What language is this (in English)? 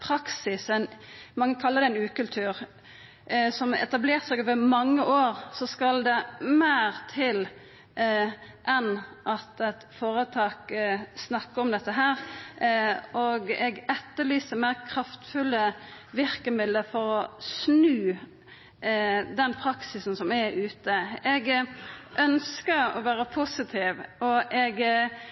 Norwegian Nynorsk